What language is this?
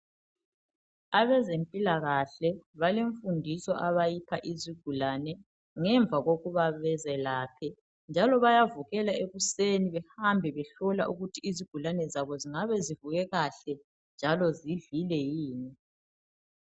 North Ndebele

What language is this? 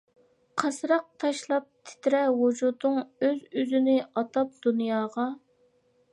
Uyghur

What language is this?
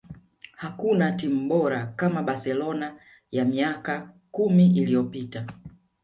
Swahili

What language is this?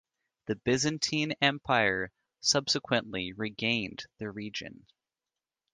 English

